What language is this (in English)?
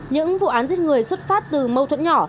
Vietnamese